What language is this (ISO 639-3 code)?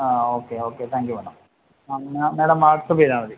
mal